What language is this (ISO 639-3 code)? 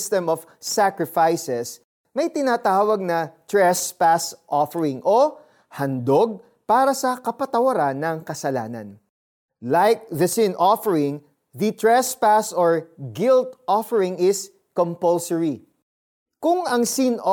fil